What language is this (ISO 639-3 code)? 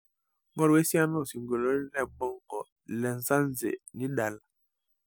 mas